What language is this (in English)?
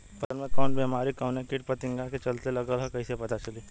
Bhojpuri